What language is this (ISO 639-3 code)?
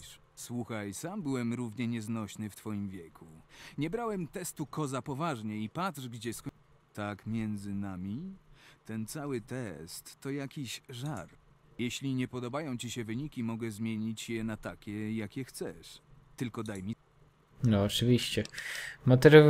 pol